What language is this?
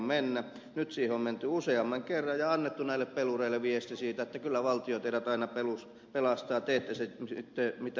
Finnish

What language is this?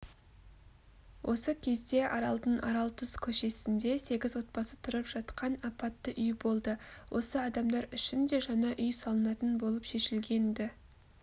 Kazakh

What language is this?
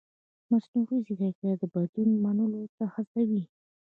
Pashto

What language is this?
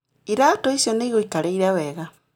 Kikuyu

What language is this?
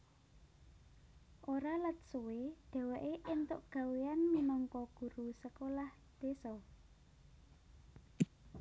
Javanese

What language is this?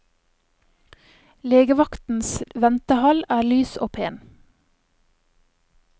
Norwegian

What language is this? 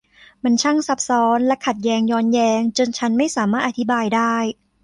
Thai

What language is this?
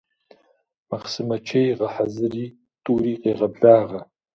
Kabardian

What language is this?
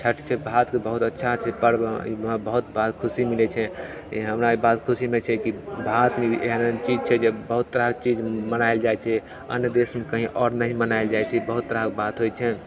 Maithili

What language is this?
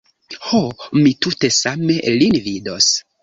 Esperanto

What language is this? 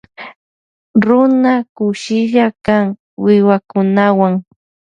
Loja Highland Quichua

